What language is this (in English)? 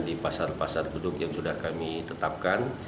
Indonesian